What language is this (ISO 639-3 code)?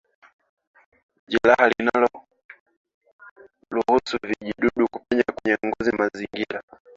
swa